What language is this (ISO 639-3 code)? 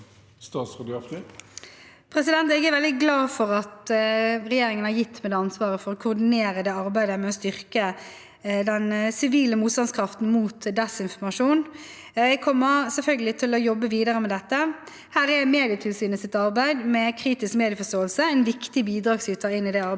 nor